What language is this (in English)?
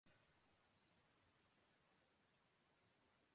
Urdu